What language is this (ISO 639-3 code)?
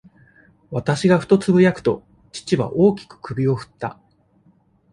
jpn